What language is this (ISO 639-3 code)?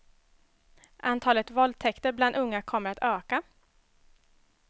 swe